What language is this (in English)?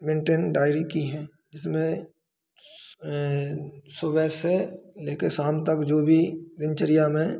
Hindi